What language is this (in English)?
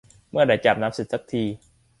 Thai